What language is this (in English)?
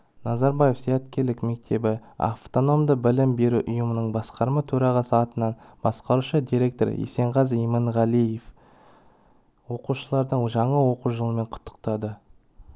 Kazakh